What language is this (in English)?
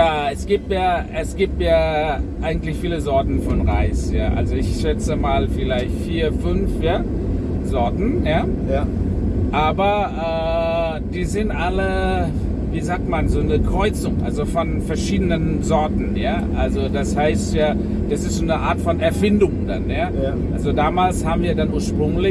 German